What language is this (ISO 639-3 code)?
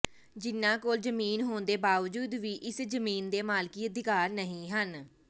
pan